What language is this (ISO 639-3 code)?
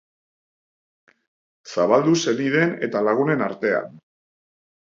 eus